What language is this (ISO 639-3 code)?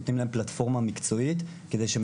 heb